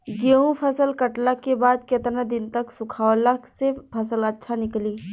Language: Bhojpuri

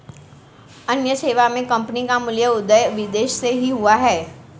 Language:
Hindi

